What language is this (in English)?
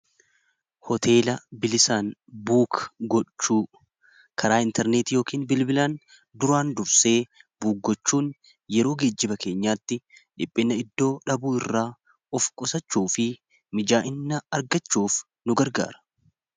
Oromo